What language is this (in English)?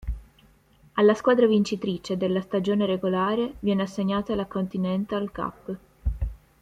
Italian